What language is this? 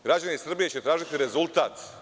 Serbian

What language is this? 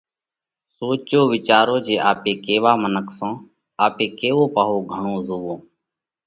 Parkari Koli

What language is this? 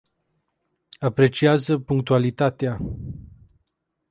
Romanian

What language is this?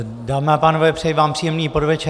Czech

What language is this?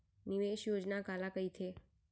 Chhattisgarhi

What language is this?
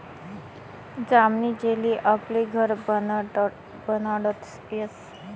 Marathi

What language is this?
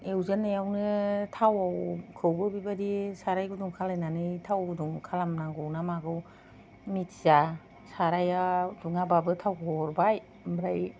Bodo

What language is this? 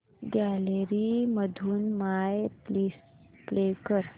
Marathi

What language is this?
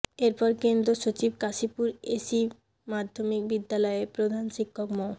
Bangla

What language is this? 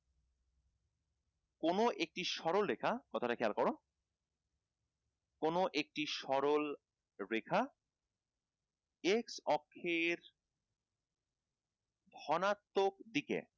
Bangla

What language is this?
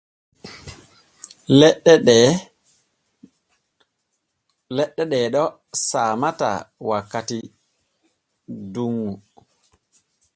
Borgu Fulfulde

